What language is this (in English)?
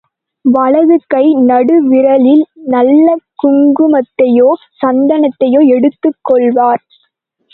Tamil